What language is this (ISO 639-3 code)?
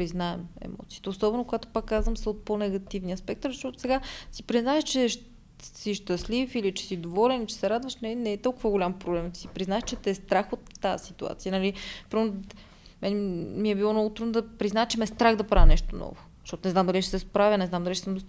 bul